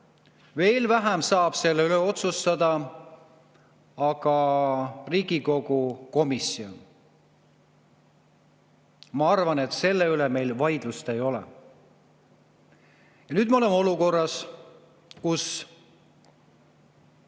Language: Estonian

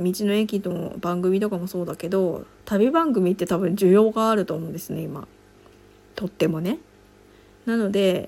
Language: Japanese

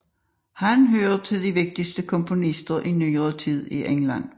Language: Danish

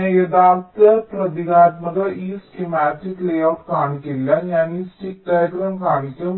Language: Malayalam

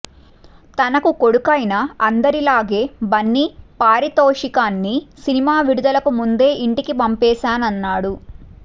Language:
Telugu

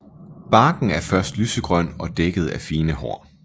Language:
Danish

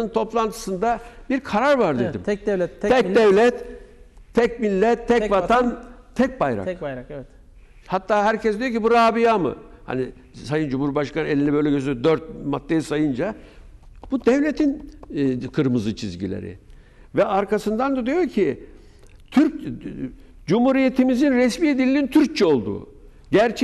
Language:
Turkish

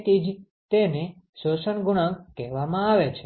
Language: Gujarati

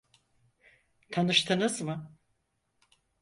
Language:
Turkish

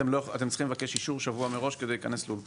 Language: Hebrew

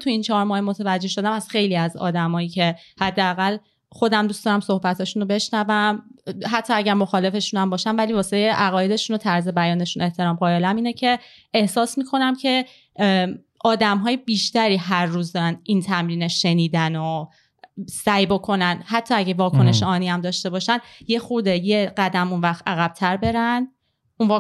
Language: Persian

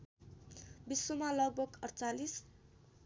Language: Nepali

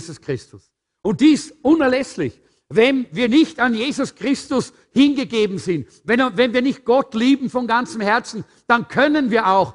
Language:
German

